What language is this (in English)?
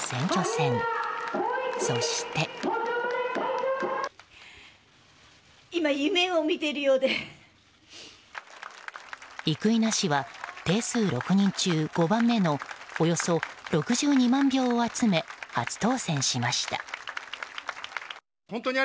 Japanese